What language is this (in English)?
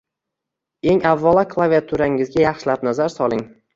Uzbek